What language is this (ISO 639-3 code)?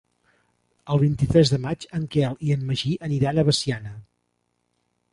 cat